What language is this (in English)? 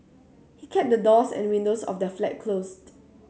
English